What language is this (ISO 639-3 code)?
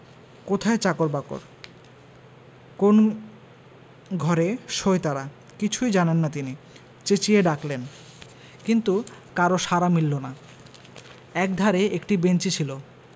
ben